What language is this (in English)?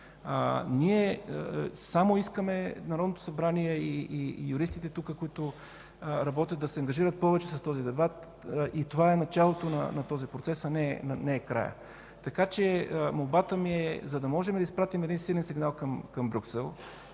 Bulgarian